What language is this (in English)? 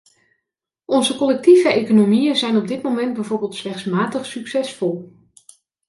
Dutch